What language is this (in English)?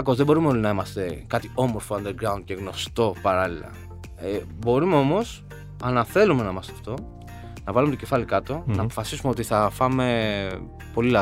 Greek